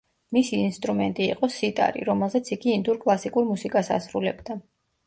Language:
Georgian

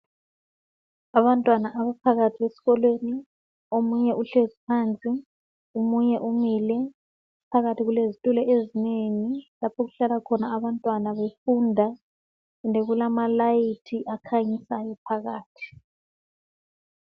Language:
North Ndebele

